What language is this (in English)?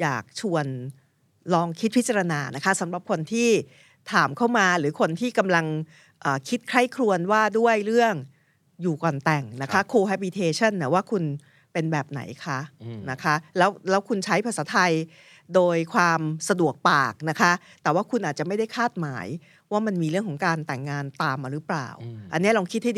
Thai